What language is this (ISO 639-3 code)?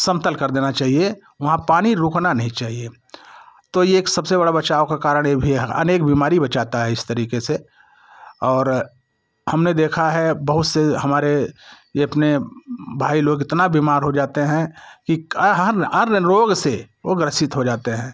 hin